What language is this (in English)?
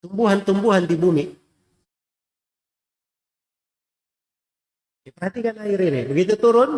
Indonesian